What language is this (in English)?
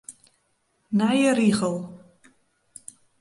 Western Frisian